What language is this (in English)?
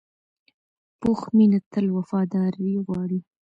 Pashto